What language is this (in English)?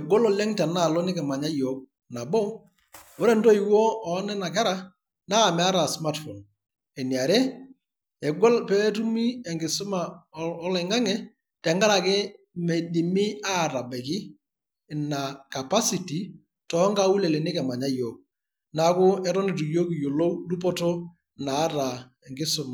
Masai